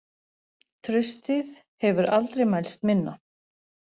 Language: Icelandic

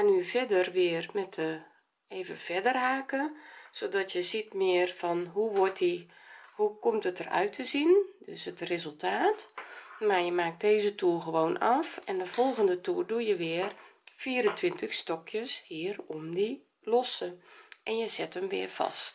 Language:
Dutch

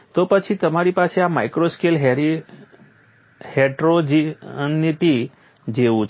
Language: Gujarati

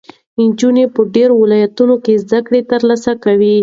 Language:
Pashto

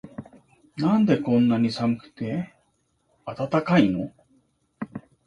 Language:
Japanese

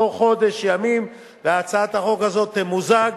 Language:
Hebrew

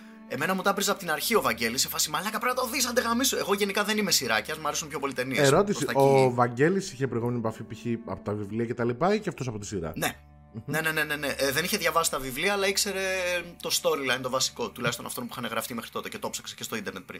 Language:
Greek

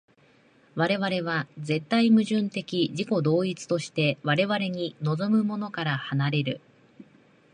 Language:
Japanese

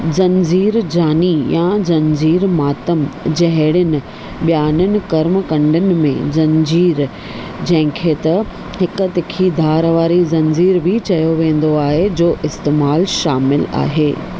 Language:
Sindhi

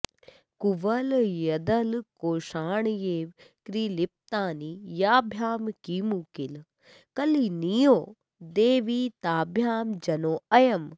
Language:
Sanskrit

